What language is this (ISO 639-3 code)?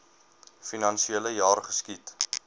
afr